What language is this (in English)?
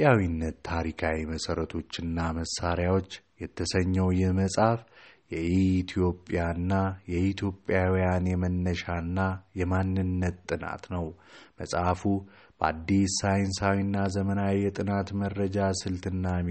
Amharic